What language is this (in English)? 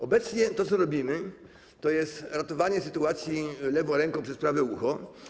Polish